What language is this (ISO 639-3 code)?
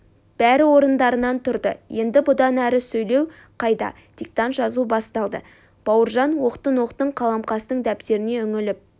kaz